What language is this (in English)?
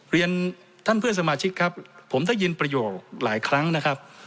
Thai